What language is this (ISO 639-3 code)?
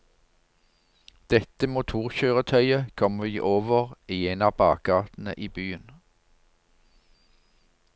nor